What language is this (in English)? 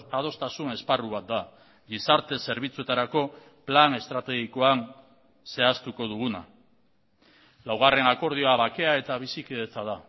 Basque